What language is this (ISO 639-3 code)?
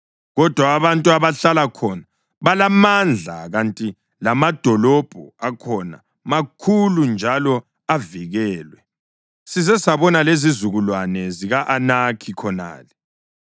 nde